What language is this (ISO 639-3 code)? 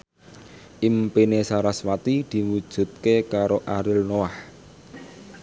jav